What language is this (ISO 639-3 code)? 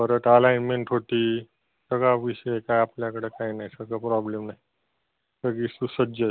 mar